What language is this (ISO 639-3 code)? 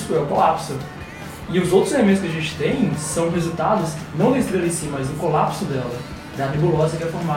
por